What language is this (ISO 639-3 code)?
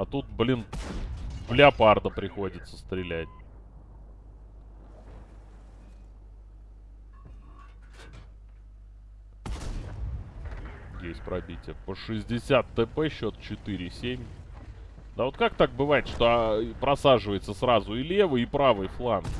rus